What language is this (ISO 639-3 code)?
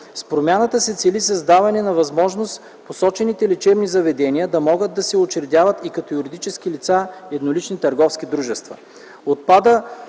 bul